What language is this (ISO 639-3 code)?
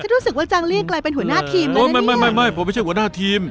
tha